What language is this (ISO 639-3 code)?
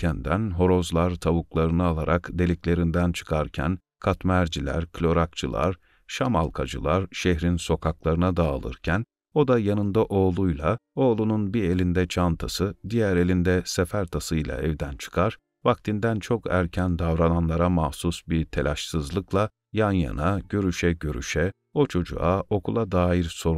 tur